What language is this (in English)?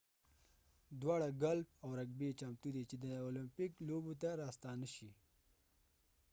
Pashto